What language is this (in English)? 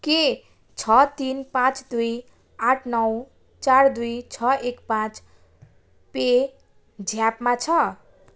Nepali